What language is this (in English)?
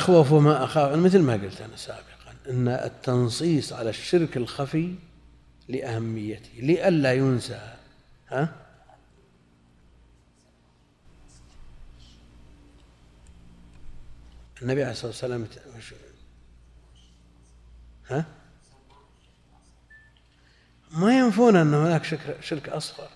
Arabic